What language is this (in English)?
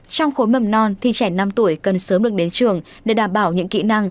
Vietnamese